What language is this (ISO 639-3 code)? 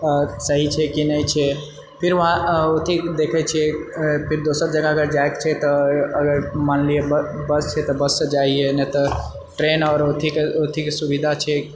mai